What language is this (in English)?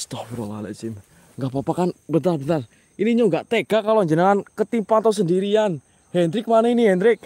Indonesian